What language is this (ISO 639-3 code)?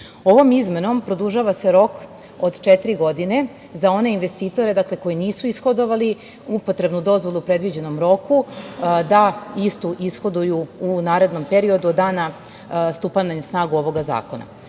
srp